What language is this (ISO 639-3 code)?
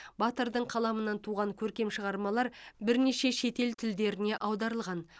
kaz